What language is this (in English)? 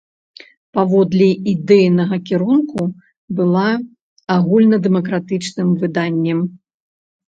Belarusian